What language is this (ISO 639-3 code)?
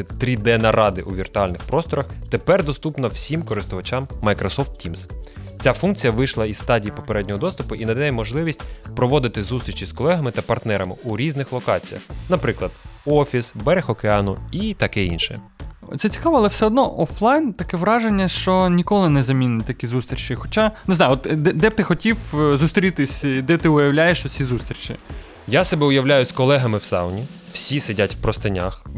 ukr